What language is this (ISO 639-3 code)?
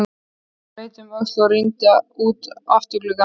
isl